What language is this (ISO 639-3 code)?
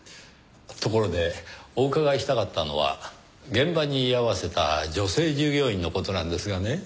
jpn